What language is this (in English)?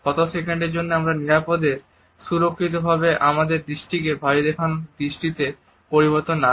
Bangla